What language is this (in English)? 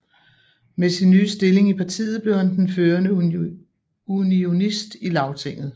Danish